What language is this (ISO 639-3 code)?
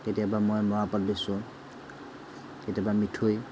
asm